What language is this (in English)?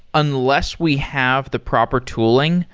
English